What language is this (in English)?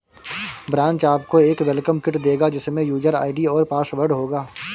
Hindi